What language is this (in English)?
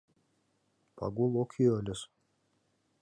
Mari